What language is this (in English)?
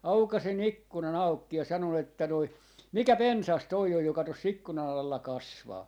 Finnish